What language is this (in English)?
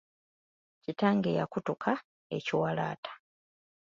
Ganda